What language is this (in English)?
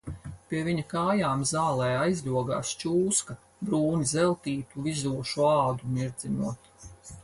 Latvian